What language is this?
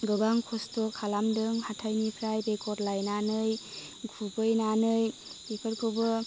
Bodo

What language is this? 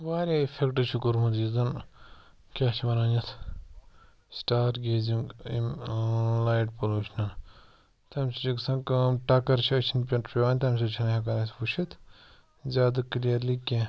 Kashmiri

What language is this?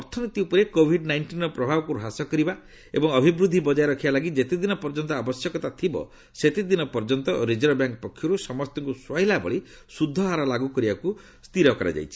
Odia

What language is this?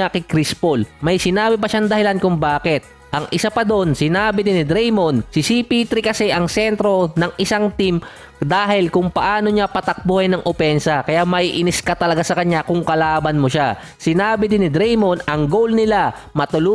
Filipino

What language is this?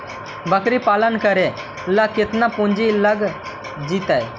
Magahi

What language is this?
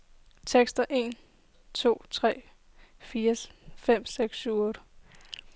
Danish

